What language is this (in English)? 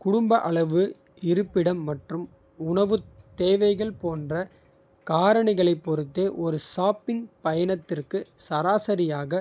Kota (India)